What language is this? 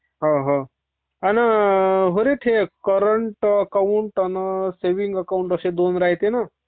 Marathi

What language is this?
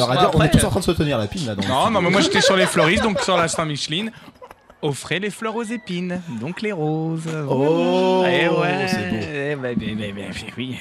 French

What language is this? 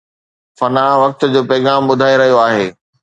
Sindhi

